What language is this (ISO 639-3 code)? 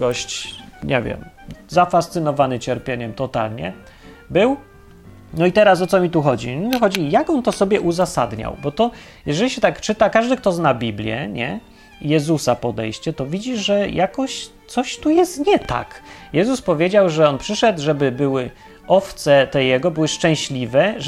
pol